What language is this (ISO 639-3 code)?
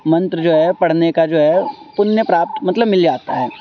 urd